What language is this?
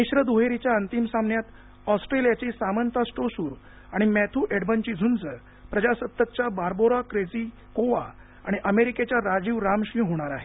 Marathi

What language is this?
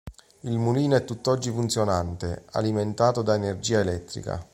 Italian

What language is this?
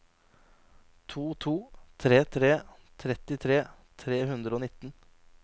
Norwegian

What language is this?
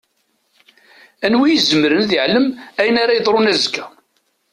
Kabyle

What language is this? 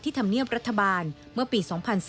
Thai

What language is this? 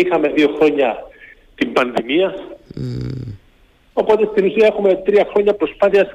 Greek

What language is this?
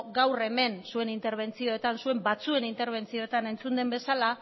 Basque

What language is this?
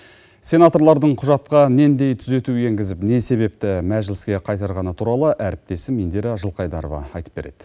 Kazakh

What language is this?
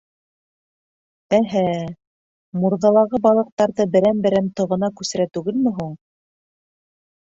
Bashkir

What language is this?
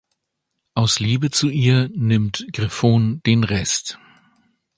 German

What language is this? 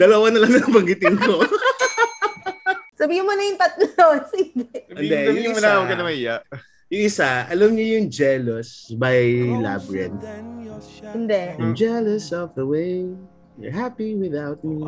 Filipino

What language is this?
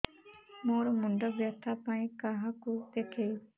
Odia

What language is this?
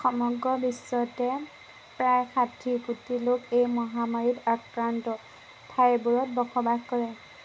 Assamese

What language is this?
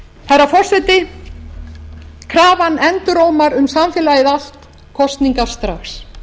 Icelandic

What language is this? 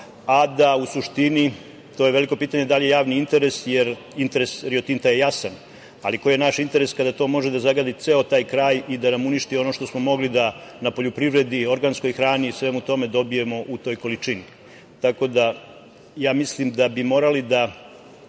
Serbian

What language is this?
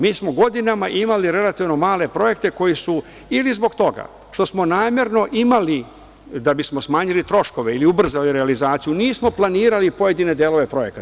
Serbian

